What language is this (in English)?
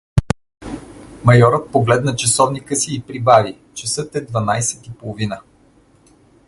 Bulgarian